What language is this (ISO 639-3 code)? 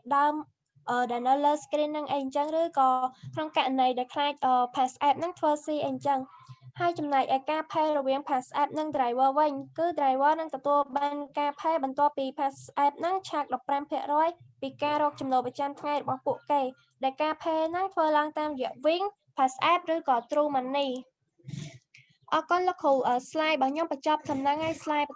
vie